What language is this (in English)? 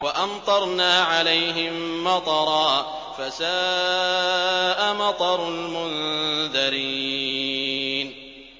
Arabic